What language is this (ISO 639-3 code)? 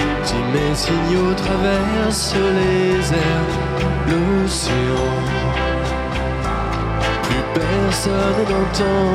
fra